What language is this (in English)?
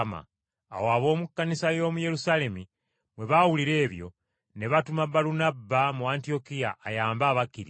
Ganda